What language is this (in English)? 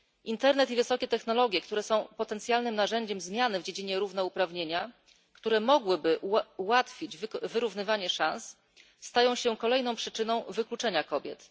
Polish